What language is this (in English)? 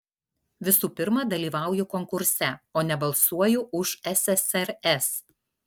Lithuanian